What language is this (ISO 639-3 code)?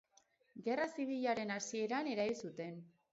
eus